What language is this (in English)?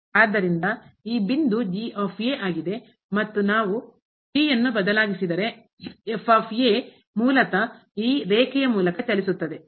Kannada